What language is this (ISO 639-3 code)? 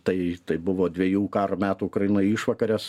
lit